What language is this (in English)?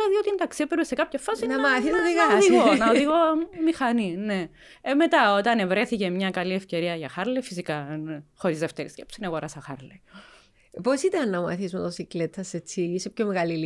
Greek